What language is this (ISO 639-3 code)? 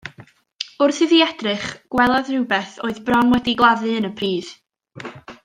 cym